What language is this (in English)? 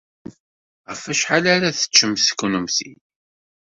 Kabyle